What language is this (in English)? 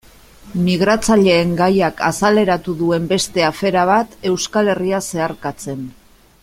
Basque